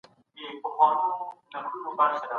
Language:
Pashto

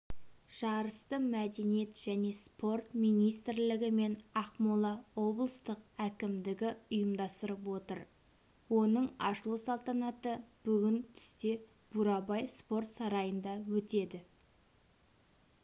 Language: Kazakh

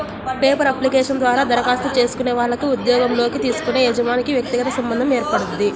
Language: Telugu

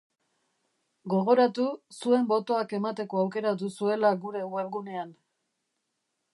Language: Basque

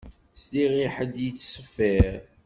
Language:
Kabyle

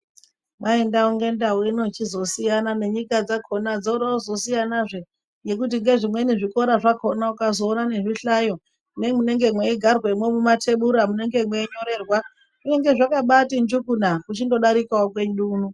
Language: Ndau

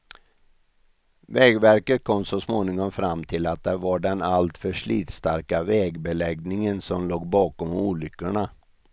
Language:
Swedish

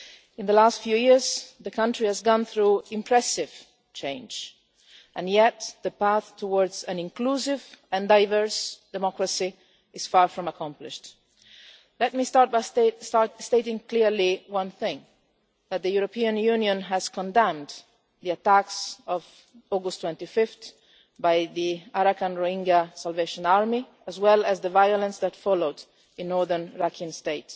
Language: English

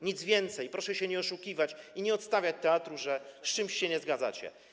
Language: Polish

